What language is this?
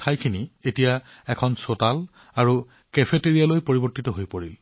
Assamese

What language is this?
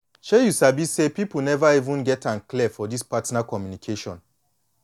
Nigerian Pidgin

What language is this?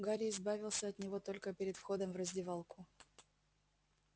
Russian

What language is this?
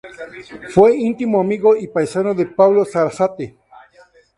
Spanish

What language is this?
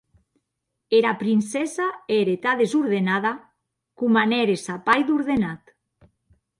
Occitan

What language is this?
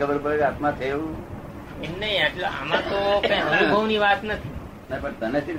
Gujarati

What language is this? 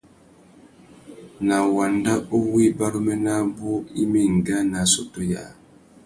Tuki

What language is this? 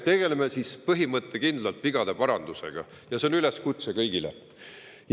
Estonian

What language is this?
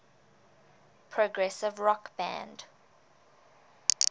English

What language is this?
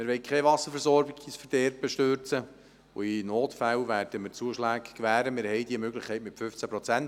Swiss German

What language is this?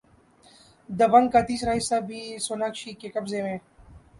Urdu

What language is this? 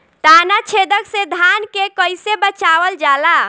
Bhojpuri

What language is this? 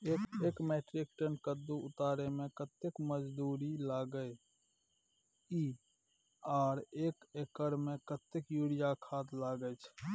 Maithili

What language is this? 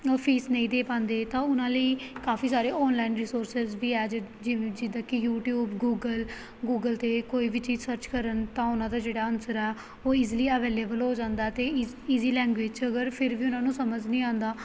Punjabi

